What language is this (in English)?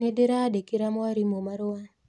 Kikuyu